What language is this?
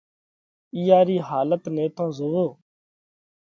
Parkari Koli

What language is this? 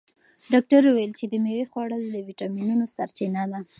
Pashto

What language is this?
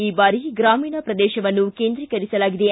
Kannada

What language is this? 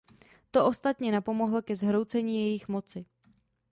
Czech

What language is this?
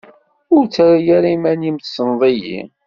Kabyle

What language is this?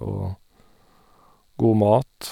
Norwegian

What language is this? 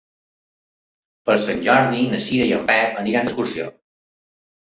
Catalan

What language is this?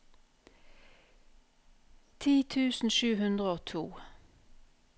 Norwegian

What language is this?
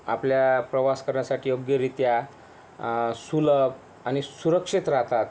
Marathi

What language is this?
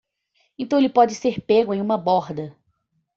Portuguese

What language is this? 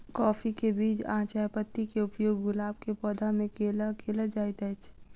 Maithili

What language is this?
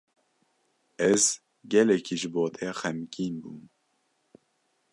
Kurdish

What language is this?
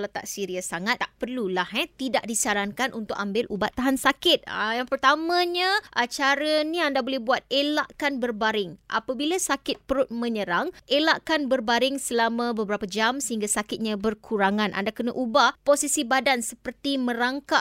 Malay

